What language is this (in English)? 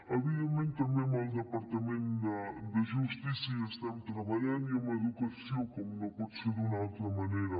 Catalan